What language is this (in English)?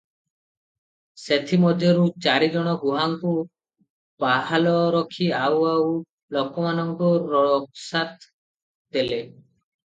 Odia